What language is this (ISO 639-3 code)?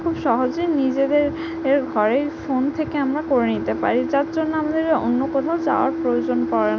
ben